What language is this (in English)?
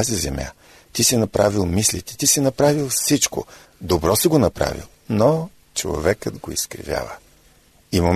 Bulgarian